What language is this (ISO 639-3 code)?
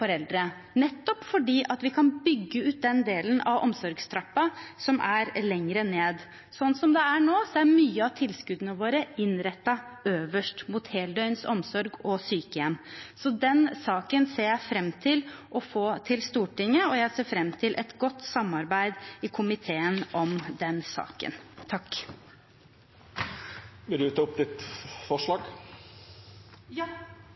nor